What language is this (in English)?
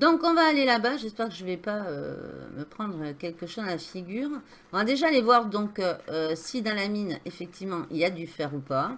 French